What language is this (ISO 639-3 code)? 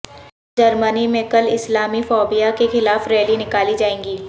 urd